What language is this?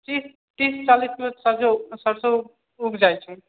Maithili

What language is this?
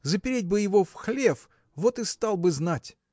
Russian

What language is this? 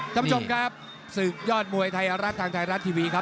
Thai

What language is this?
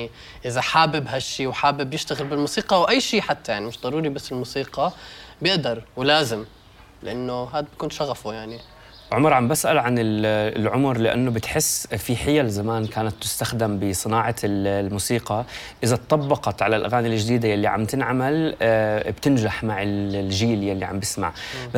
Arabic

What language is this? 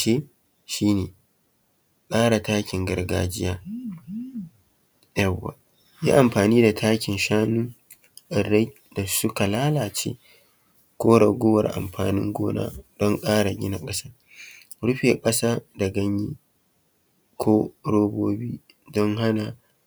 Hausa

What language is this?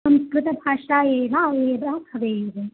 Sanskrit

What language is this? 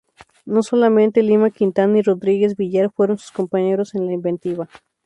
Spanish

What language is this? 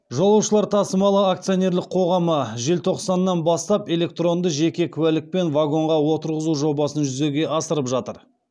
Kazakh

